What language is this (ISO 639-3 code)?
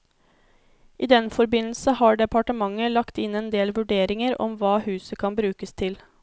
nor